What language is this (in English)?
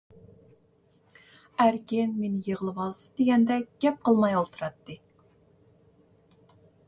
Uyghur